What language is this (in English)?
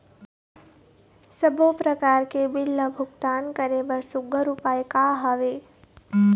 Chhattisgarhi